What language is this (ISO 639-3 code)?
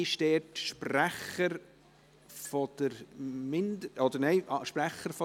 gsw